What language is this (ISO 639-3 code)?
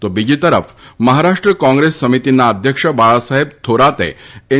guj